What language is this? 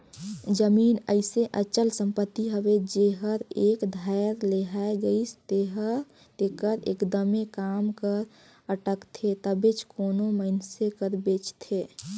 Chhattisgarhi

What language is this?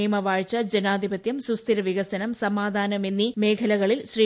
Malayalam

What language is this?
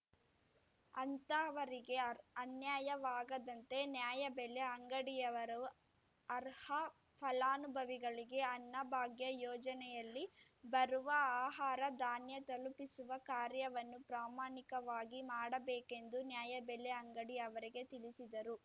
Kannada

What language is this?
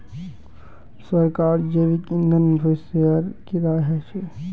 Magahi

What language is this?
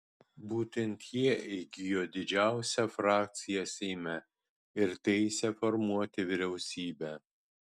Lithuanian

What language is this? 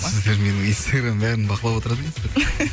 Kazakh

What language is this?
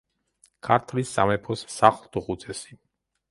Georgian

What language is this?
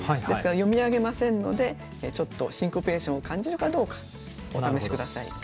Japanese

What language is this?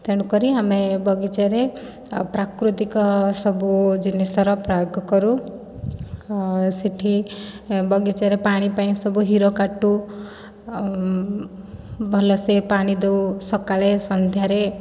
Odia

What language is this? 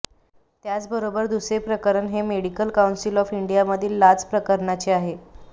Marathi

